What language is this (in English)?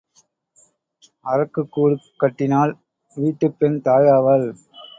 Tamil